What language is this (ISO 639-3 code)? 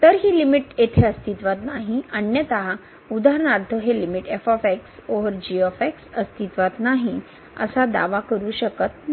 mar